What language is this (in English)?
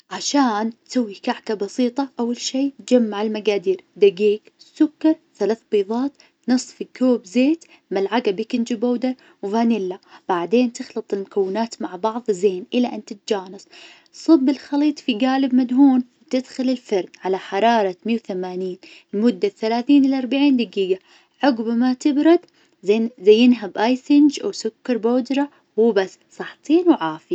Najdi Arabic